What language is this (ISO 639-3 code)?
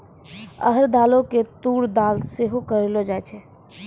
mai